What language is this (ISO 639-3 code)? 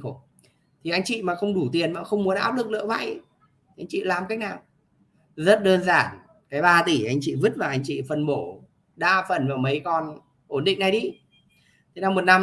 vie